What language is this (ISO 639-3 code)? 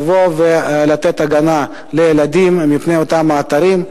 heb